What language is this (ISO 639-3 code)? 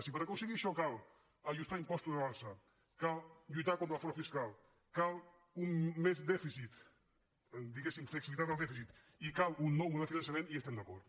cat